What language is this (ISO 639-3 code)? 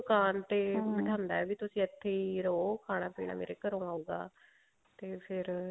pan